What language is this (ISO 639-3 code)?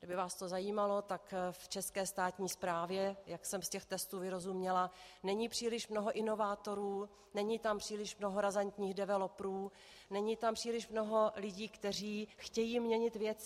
ces